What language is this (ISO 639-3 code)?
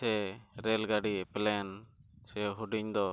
sat